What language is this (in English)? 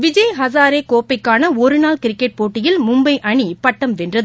Tamil